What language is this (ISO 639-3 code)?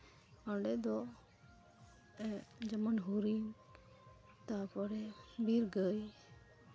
sat